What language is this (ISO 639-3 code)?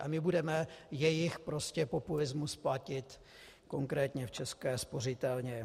ces